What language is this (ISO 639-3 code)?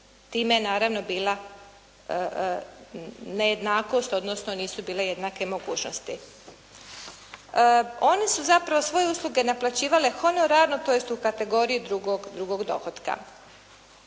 hrv